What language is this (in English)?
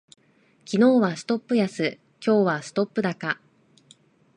Japanese